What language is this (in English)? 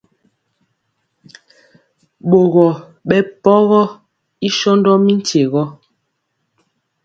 Mpiemo